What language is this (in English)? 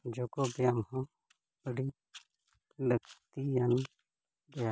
Santali